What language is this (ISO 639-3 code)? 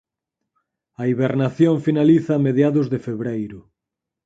glg